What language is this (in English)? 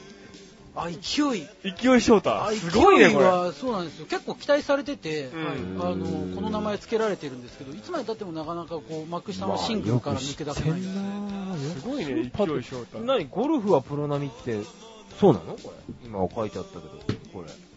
Japanese